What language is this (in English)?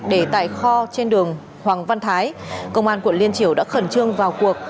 Vietnamese